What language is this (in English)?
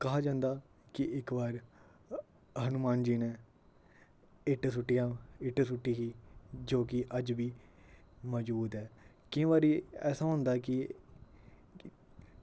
Dogri